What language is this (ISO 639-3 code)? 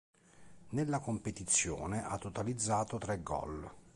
ita